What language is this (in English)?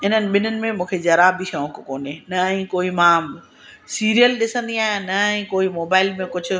Sindhi